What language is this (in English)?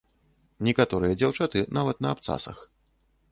Belarusian